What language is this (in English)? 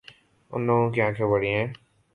Urdu